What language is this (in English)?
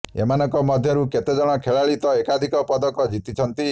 Odia